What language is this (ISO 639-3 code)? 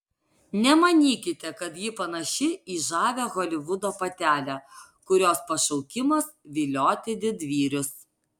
lit